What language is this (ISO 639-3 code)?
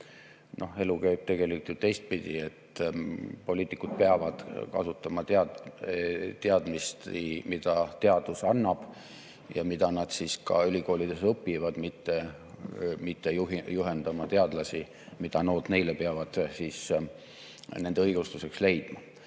est